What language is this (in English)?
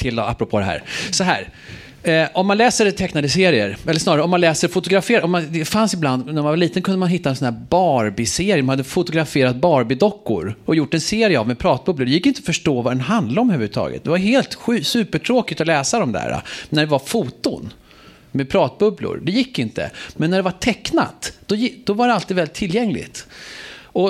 Swedish